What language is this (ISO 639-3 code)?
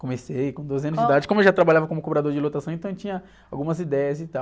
por